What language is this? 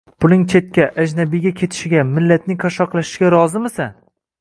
Uzbek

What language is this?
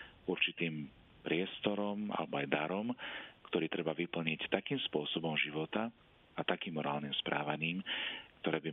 Slovak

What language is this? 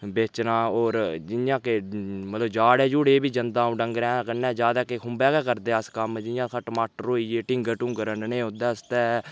Dogri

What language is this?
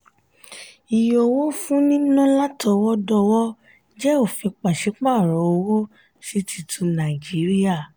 Yoruba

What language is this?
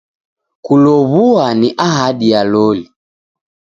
Taita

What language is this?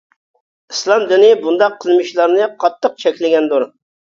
Uyghur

